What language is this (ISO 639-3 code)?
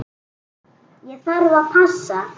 isl